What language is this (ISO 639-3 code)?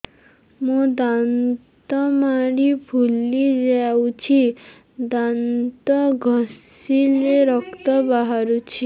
ori